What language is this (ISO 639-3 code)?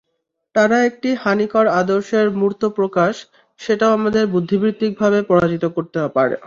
ben